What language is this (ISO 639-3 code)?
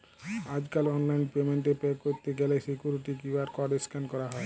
ben